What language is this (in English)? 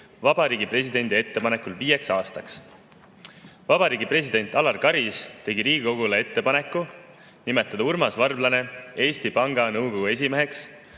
Estonian